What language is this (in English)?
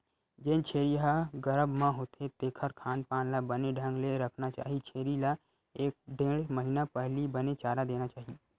Chhattisgarhi